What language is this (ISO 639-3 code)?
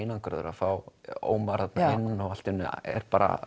isl